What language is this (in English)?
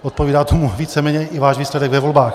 Czech